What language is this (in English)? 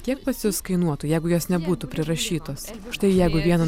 Lithuanian